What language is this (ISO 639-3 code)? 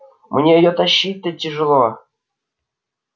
rus